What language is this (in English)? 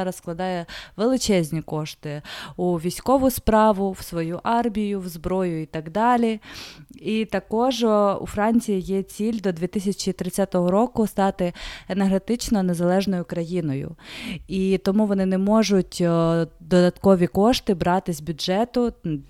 Ukrainian